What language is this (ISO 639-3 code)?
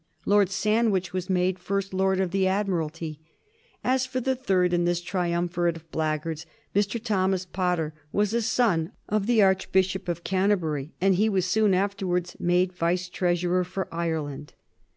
eng